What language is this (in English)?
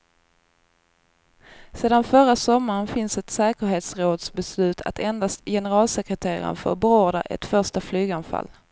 Swedish